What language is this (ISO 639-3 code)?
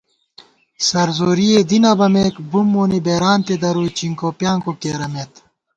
gwt